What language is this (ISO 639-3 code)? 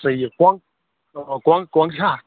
kas